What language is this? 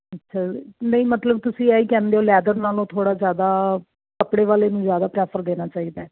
Punjabi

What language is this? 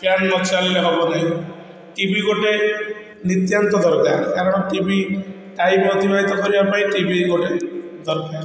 Odia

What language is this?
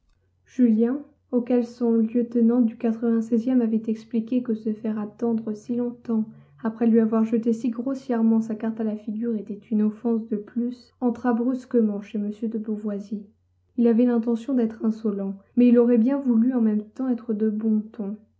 French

